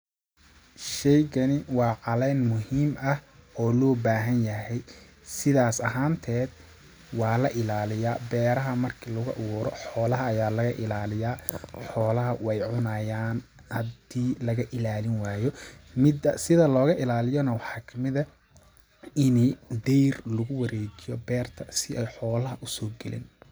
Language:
Somali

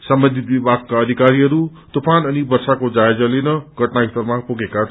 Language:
Nepali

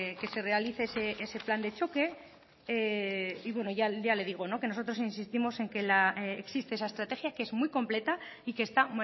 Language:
Spanish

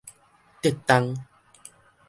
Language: Min Nan Chinese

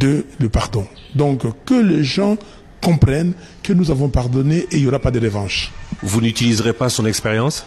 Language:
French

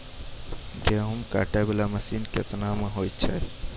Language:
Maithili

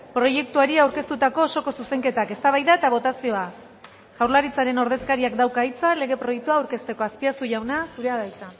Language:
Basque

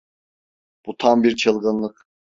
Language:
Turkish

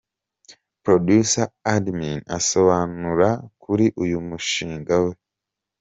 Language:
Kinyarwanda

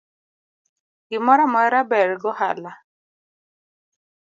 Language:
Luo (Kenya and Tanzania)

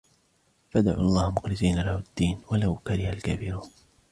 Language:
Arabic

